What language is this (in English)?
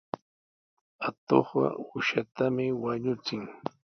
Sihuas Ancash Quechua